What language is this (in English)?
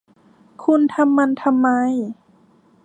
Thai